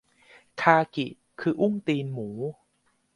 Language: Thai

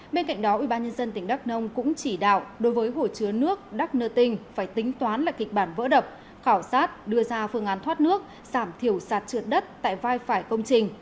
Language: Vietnamese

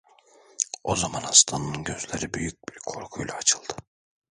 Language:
Turkish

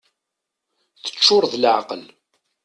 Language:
Kabyle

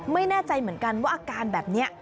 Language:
Thai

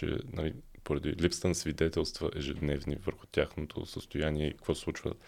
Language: Bulgarian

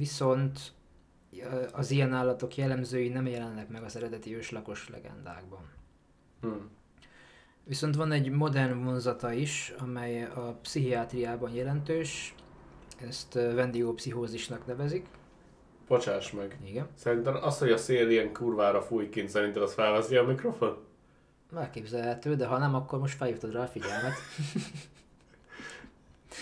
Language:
Hungarian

